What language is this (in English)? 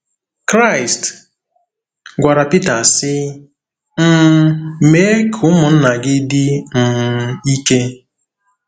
Igbo